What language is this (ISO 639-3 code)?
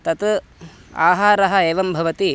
san